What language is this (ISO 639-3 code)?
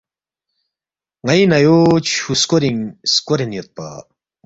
bft